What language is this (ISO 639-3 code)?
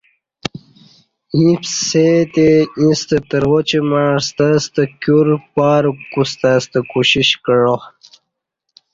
bsh